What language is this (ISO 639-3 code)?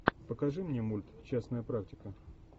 rus